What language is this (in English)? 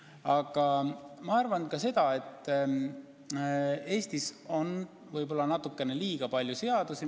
Estonian